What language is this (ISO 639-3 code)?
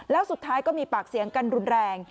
tha